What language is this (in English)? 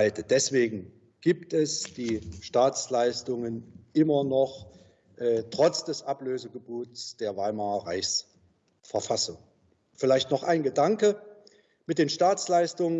German